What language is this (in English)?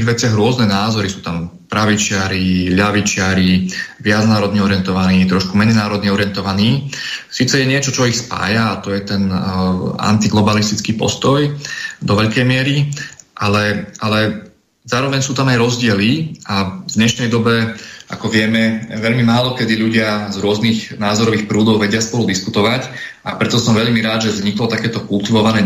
Slovak